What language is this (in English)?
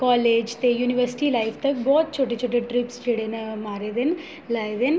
Dogri